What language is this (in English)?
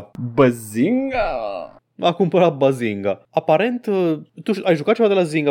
Romanian